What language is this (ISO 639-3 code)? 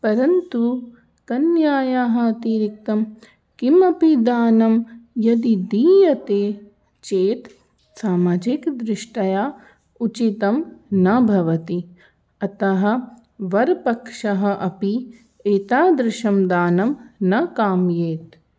san